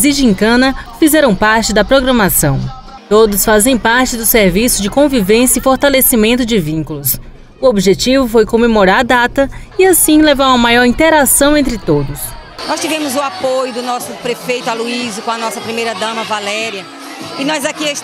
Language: Portuguese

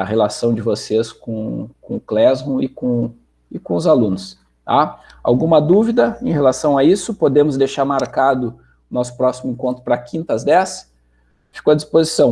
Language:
Portuguese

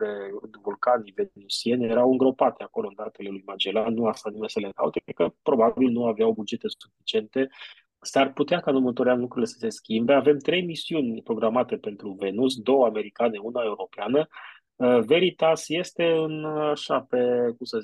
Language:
Romanian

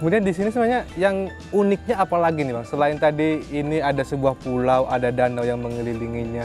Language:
Indonesian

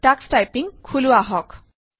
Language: Assamese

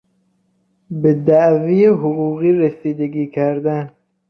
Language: Persian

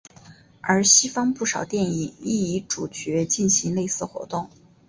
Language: Chinese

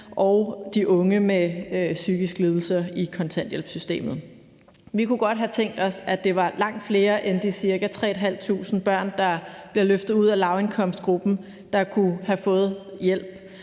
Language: Danish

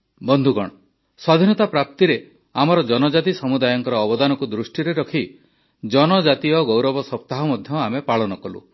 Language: Odia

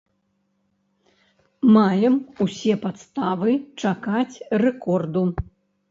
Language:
Belarusian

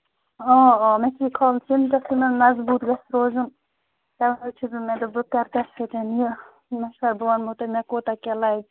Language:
Kashmiri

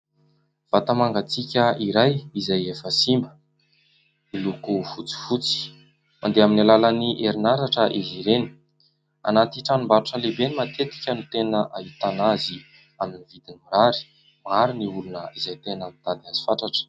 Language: Malagasy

